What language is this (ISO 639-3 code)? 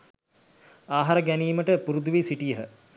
sin